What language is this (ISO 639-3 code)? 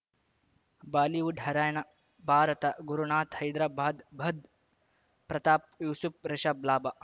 kan